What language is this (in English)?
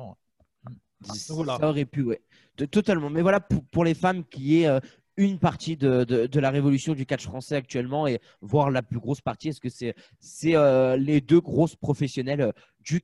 French